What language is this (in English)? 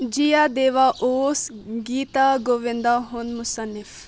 Kashmiri